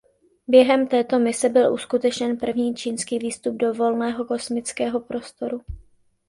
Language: Czech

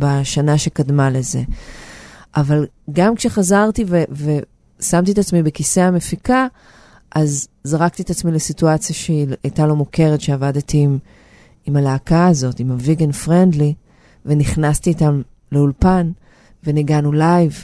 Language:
Hebrew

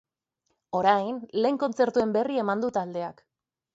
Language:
Basque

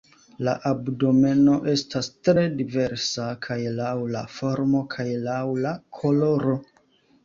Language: Esperanto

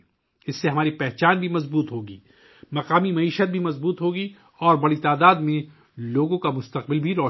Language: Urdu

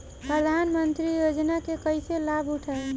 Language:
Bhojpuri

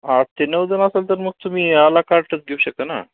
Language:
Marathi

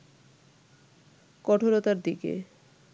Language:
Bangla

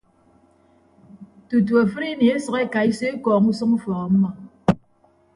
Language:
Ibibio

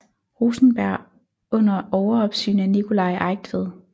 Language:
Danish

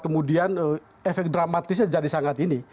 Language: Indonesian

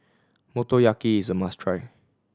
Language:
English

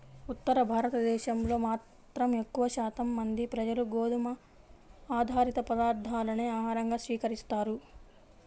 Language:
Telugu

